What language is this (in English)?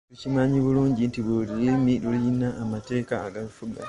Ganda